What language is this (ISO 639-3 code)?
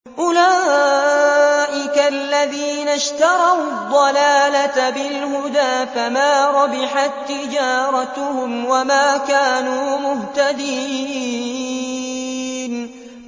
ara